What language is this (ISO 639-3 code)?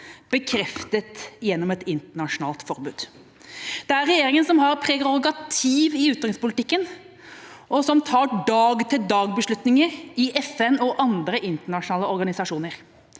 nor